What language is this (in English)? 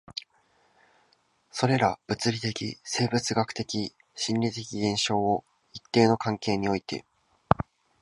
Japanese